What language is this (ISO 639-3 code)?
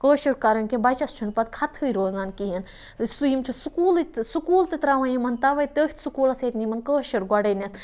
kas